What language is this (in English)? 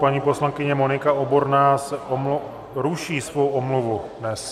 Czech